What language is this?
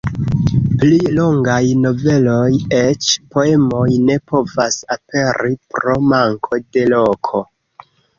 Esperanto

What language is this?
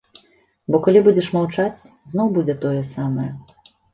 Belarusian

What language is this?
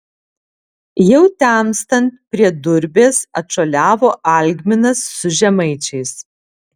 Lithuanian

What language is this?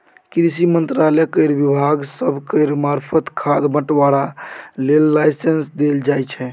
Maithili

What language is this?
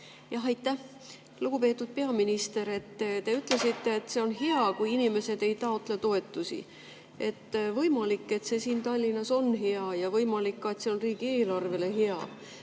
Estonian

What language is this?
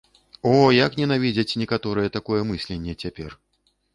Belarusian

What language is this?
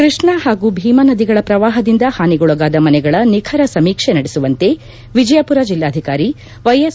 Kannada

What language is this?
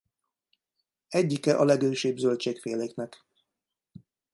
Hungarian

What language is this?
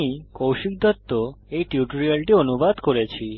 Bangla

